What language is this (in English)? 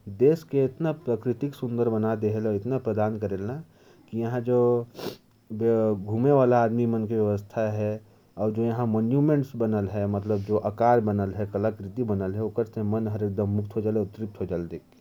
Korwa